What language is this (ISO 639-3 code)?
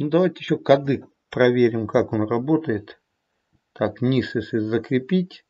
rus